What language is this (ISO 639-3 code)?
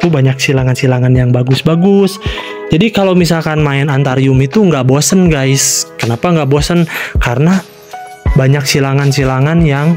ind